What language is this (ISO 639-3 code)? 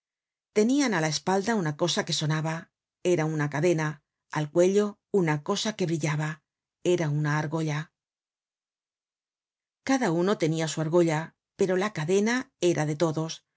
spa